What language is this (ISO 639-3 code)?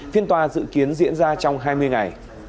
vie